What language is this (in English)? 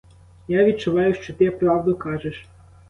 Ukrainian